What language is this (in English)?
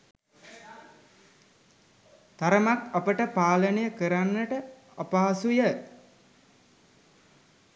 Sinhala